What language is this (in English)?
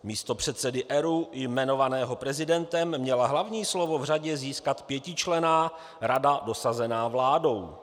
Czech